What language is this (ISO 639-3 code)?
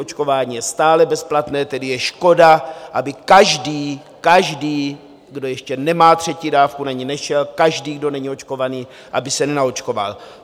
ces